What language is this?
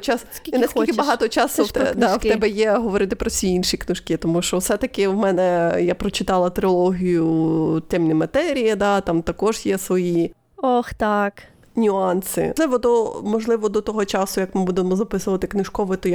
Ukrainian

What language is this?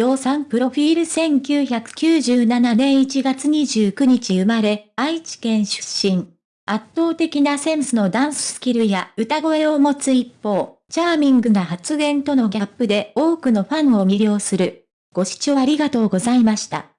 Japanese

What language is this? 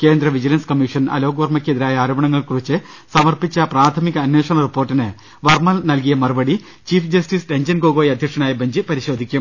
Malayalam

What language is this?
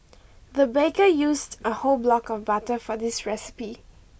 English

